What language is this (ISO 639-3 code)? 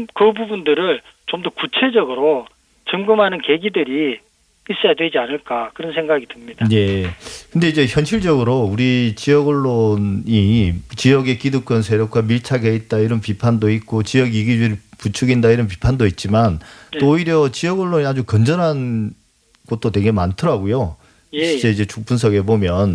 kor